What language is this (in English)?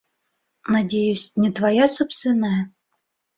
Bashkir